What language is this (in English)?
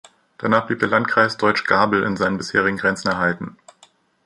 German